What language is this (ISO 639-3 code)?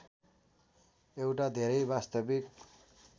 nep